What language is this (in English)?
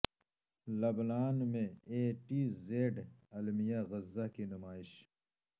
Urdu